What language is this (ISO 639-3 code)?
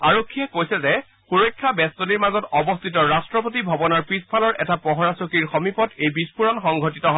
asm